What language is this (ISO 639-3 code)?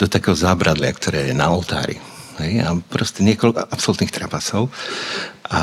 slk